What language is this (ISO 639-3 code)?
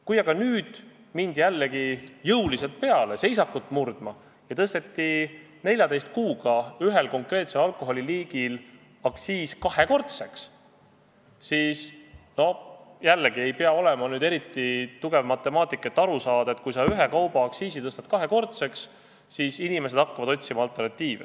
est